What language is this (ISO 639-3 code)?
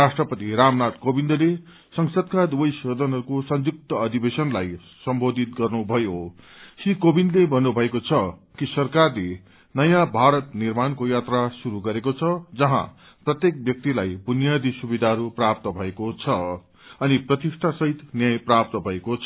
nep